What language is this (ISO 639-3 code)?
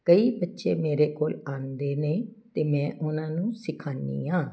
pan